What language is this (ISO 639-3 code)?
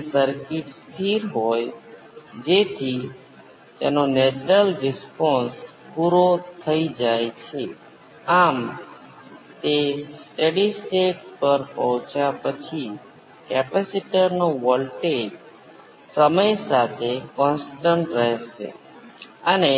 guj